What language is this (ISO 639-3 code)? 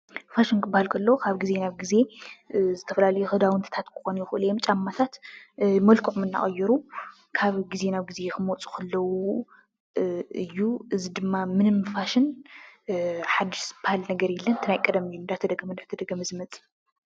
tir